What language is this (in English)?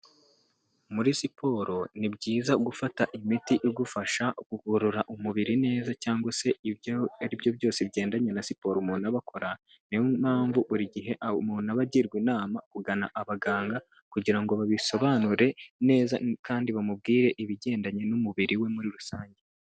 Kinyarwanda